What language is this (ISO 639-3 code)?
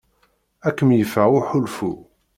kab